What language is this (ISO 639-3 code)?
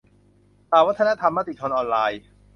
tha